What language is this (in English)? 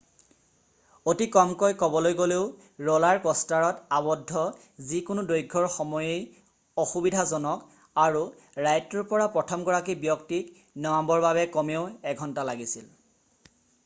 Assamese